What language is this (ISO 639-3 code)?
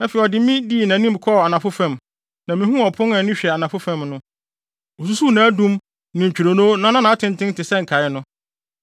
aka